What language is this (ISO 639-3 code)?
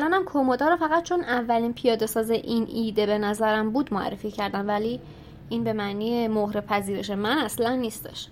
fas